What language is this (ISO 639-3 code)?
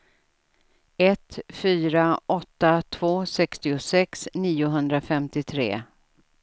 swe